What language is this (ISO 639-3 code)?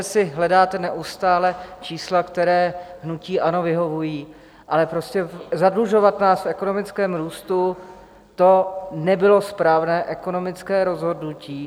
ces